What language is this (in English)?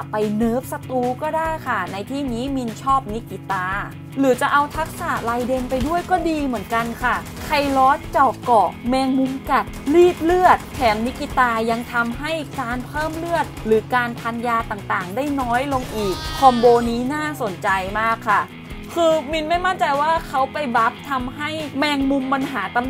Thai